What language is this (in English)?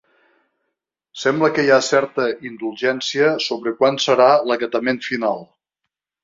Catalan